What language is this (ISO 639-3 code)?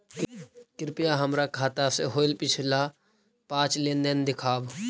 mag